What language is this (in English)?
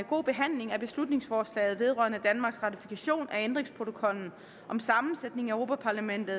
Danish